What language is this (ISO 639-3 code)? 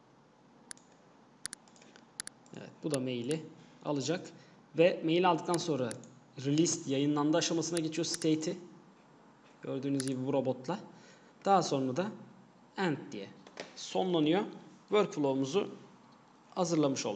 tur